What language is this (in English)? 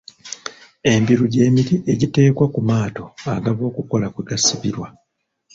Ganda